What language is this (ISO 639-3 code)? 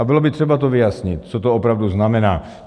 ces